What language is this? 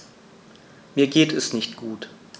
German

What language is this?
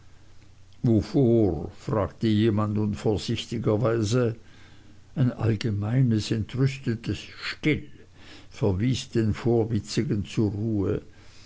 German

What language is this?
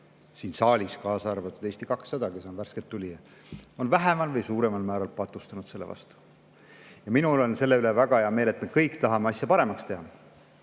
Estonian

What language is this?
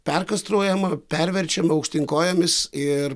Lithuanian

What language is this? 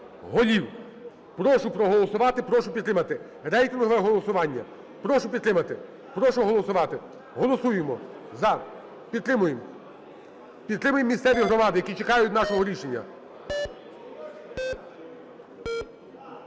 Ukrainian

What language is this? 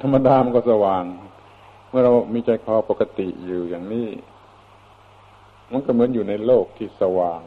Thai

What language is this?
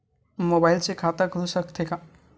Chhattisgarhi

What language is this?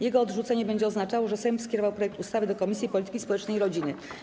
Polish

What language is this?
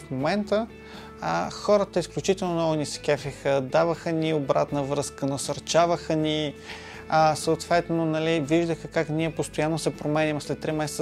Bulgarian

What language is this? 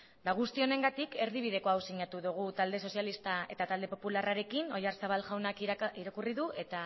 Basque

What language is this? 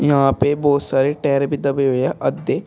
Hindi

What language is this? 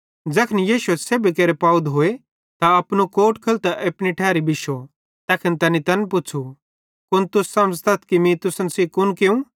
Bhadrawahi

